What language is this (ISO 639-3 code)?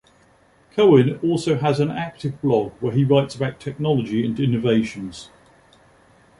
eng